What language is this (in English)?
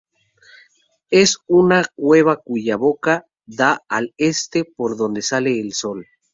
Spanish